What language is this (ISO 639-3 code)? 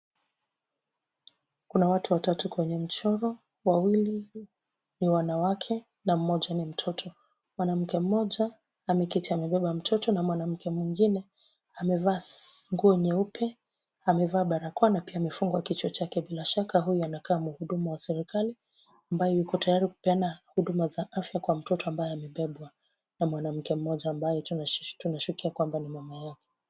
swa